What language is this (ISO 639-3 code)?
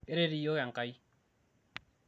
mas